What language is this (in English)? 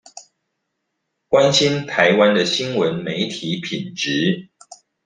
Chinese